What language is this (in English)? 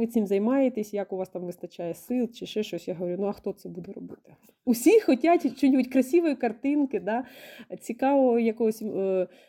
Ukrainian